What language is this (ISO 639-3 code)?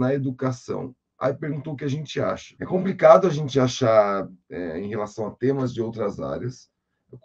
por